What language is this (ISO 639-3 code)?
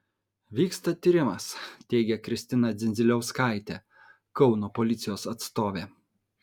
lit